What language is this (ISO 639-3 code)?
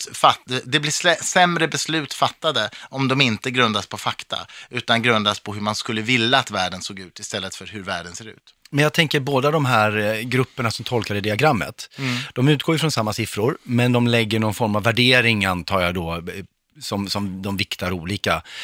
swe